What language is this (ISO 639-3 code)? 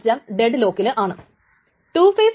mal